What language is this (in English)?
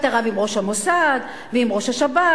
Hebrew